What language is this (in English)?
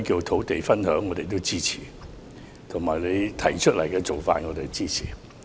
Cantonese